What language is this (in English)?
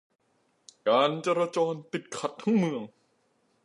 Thai